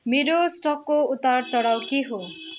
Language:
Nepali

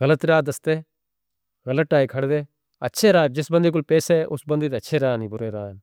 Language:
Northern Hindko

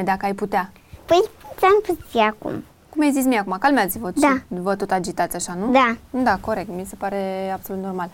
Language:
Romanian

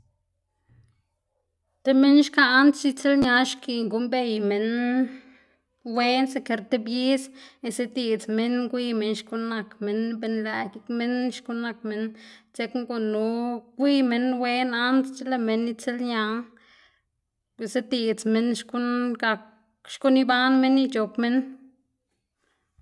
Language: Xanaguía Zapotec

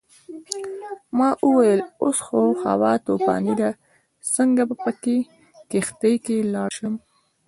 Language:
Pashto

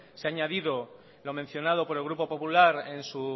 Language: Spanish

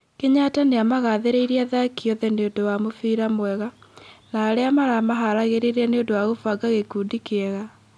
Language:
Kikuyu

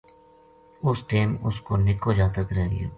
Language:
Gujari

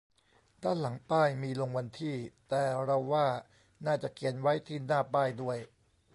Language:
Thai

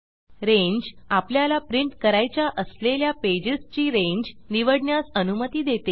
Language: Marathi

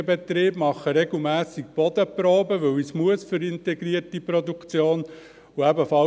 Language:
Swiss German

